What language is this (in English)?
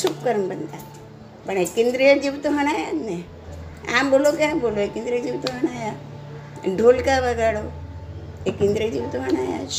Gujarati